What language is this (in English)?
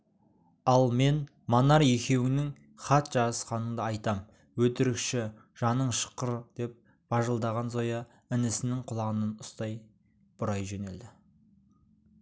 Kazakh